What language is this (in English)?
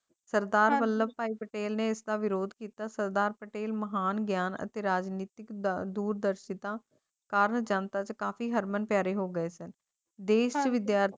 Punjabi